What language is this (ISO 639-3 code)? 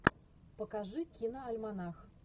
rus